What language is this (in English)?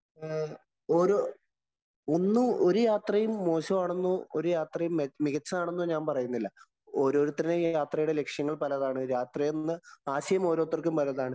Malayalam